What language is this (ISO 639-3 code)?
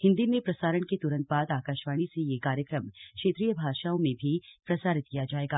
hin